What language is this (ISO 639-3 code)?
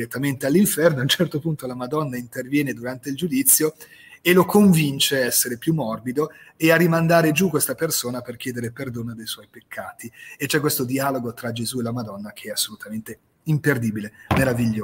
ita